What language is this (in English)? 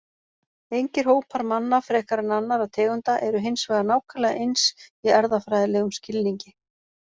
Icelandic